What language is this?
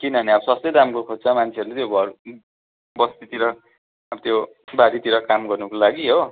Nepali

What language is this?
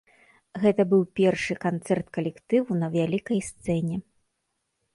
Belarusian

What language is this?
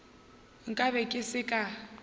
Northern Sotho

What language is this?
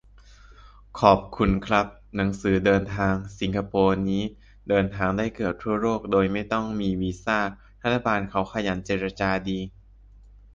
Thai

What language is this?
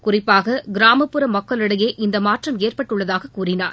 Tamil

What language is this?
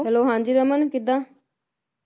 Punjabi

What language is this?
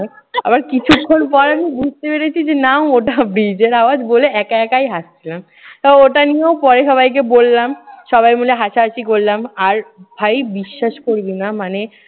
Bangla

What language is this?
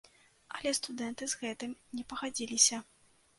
Belarusian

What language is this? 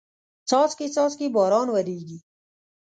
Pashto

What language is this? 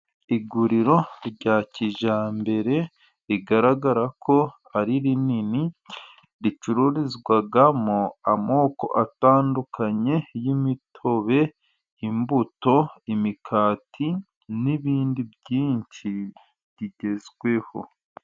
Kinyarwanda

